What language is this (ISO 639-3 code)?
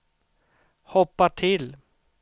swe